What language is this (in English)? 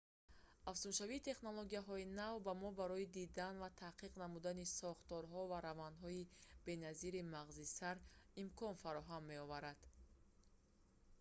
Tajik